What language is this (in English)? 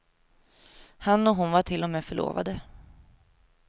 Swedish